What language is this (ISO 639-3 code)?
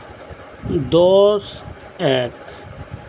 sat